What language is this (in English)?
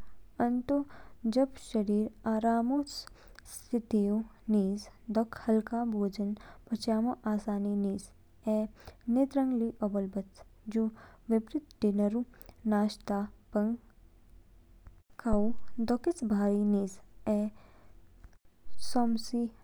Kinnauri